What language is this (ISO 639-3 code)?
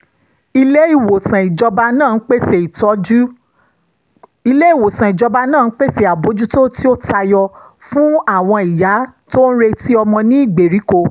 yor